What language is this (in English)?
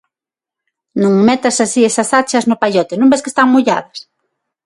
Galician